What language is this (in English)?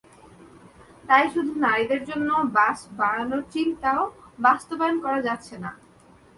Bangla